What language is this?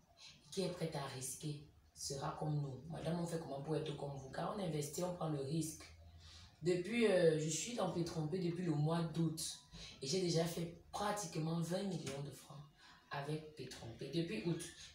French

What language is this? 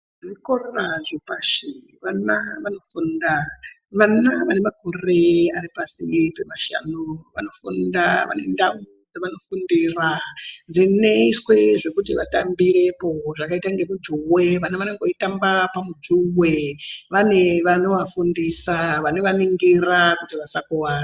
Ndau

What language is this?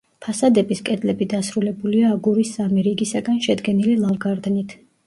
Georgian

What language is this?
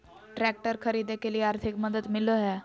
Magahi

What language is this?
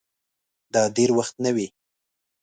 Pashto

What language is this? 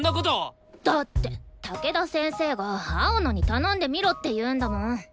Japanese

